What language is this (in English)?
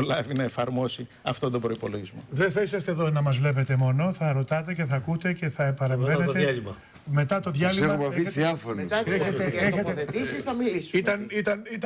Greek